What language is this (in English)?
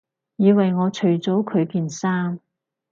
Cantonese